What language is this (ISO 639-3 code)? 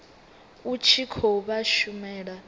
ven